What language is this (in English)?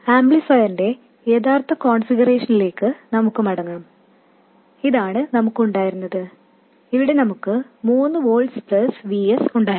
Malayalam